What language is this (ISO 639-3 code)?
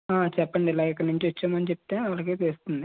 tel